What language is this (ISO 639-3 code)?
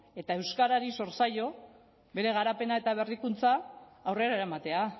eus